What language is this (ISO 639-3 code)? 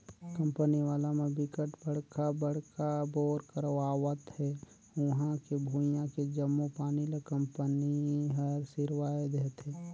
hne